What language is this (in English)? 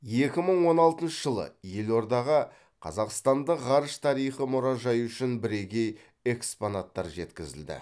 Kazakh